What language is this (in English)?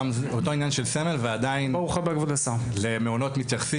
Hebrew